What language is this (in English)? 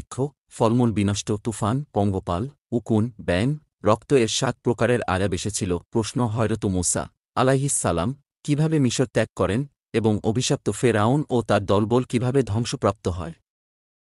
Arabic